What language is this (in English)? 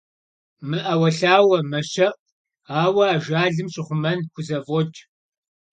Kabardian